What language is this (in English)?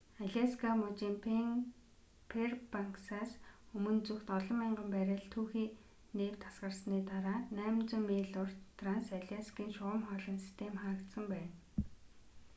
Mongolian